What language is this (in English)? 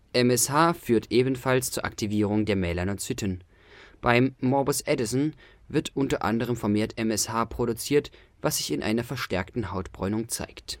German